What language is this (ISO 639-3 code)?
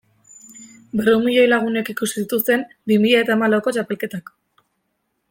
eus